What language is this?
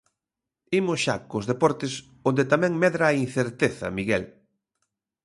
Galician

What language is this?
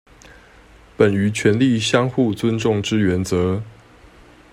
Chinese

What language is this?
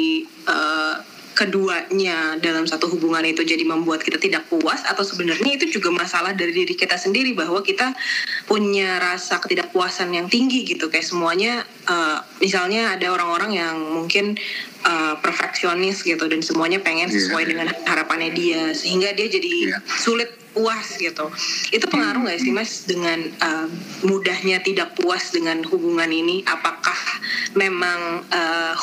Indonesian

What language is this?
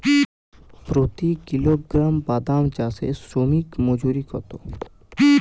Bangla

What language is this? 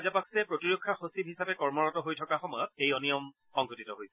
Assamese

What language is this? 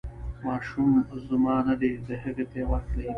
Pashto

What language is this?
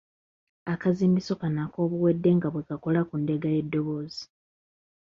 Ganda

